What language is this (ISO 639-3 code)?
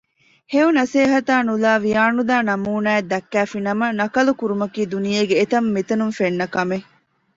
div